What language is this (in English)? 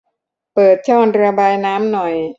Thai